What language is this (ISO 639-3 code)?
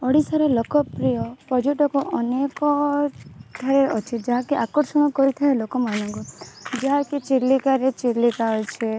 ori